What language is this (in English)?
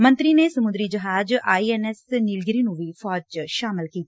Punjabi